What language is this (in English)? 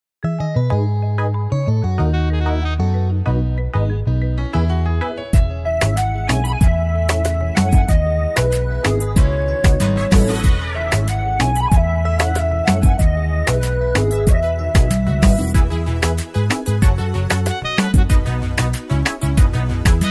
Arabic